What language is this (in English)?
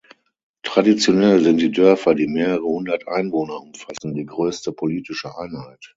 German